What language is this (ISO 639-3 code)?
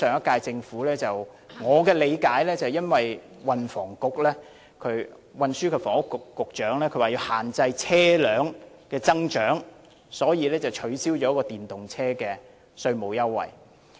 yue